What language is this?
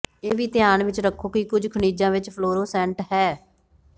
Punjabi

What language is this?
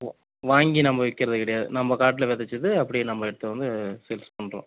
Tamil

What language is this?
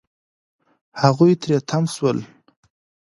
Pashto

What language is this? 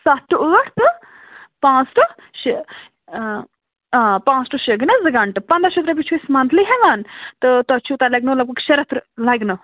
Kashmiri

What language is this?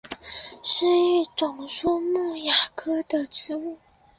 Chinese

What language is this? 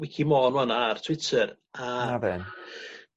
Welsh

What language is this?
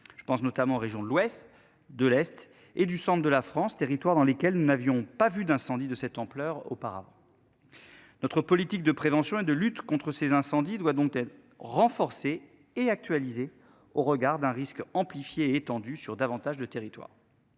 French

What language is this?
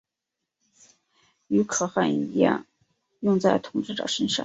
Chinese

